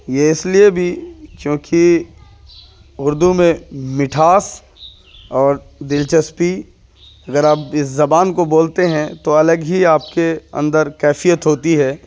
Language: Urdu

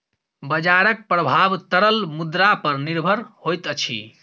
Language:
Maithili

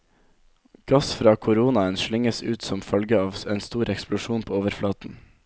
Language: Norwegian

